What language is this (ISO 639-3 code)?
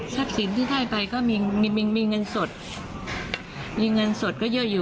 tha